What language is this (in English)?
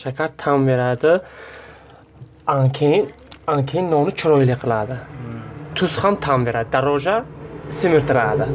Turkish